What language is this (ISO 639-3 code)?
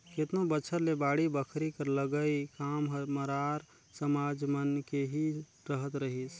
hne